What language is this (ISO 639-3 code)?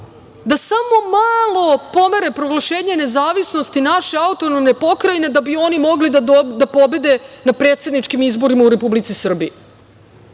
srp